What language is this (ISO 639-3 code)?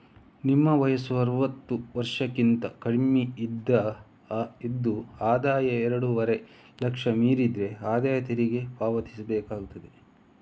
kan